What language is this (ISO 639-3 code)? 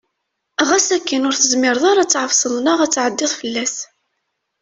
kab